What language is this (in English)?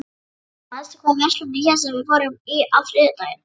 Icelandic